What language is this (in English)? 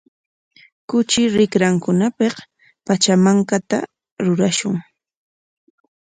Corongo Ancash Quechua